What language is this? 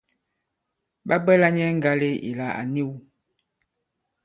Bankon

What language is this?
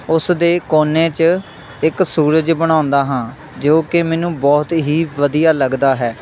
Punjabi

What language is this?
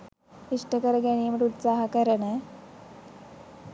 Sinhala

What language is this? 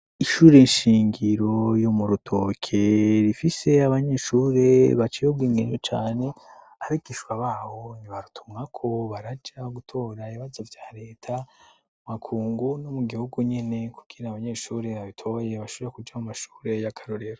Rundi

